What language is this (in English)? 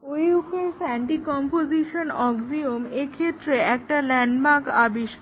Bangla